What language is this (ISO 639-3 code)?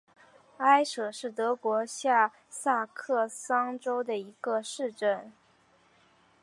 zho